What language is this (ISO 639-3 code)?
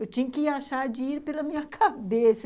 por